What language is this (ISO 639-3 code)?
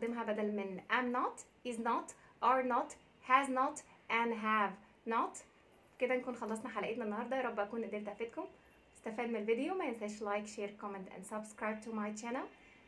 ara